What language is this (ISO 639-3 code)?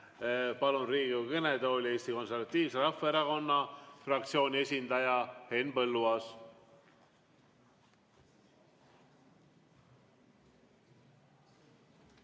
est